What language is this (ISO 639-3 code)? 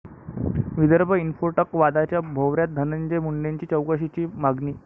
mar